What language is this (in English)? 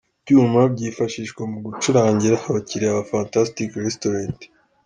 Kinyarwanda